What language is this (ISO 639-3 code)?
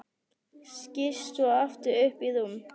isl